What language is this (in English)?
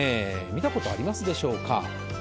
Japanese